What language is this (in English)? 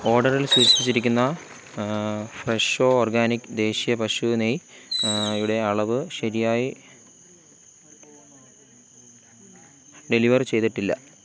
Malayalam